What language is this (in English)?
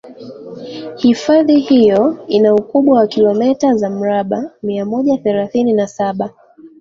Swahili